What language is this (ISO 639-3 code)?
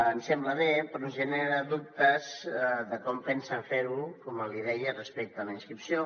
cat